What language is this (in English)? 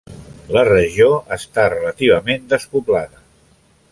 Catalan